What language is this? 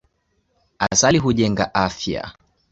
Swahili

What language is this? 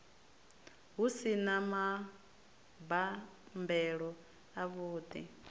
Venda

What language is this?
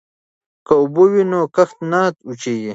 Pashto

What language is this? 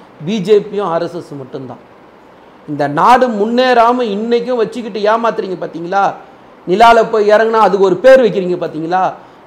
Tamil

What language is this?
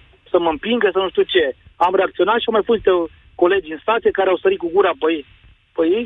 Romanian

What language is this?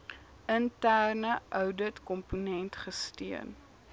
Afrikaans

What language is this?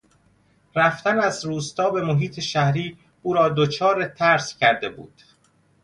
Persian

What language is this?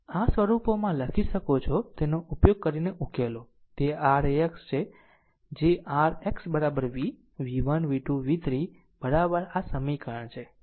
Gujarati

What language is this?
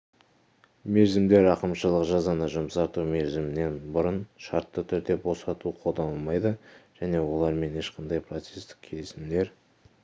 Kazakh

